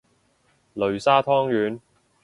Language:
Cantonese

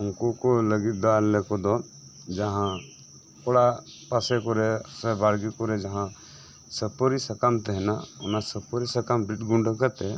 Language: Santali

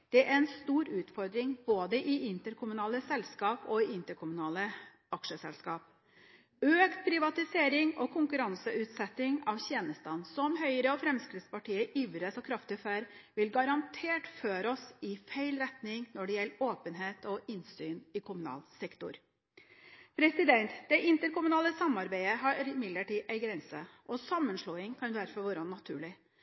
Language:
Norwegian Bokmål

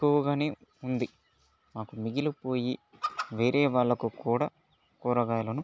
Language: Telugu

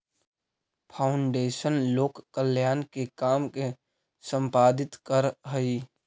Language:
Magahi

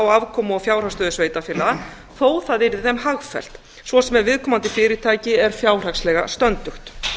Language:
Icelandic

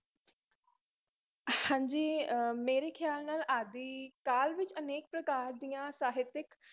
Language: Punjabi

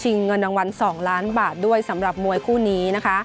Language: Thai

